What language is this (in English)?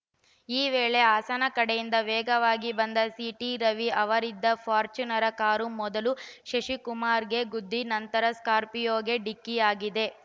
Kannada